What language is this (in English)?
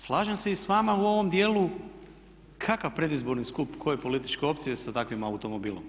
Croatian